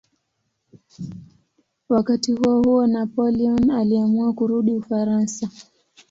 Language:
Swahili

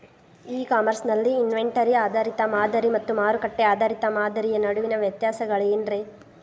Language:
Kannada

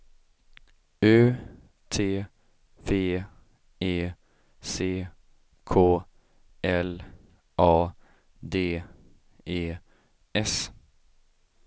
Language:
Swedish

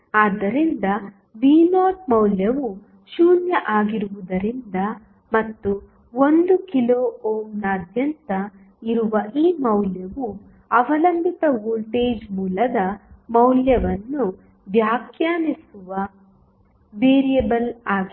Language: Kannada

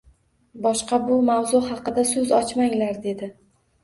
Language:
Uzbek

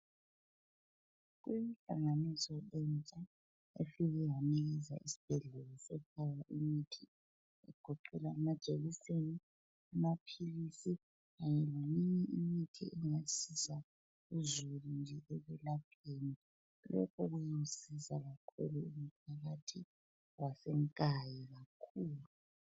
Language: North Ndebele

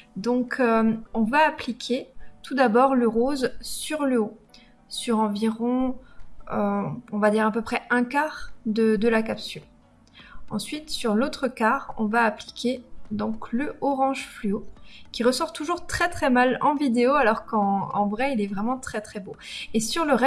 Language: French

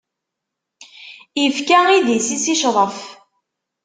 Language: Kabyle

